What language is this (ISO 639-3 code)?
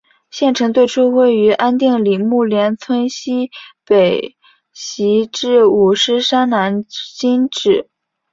zho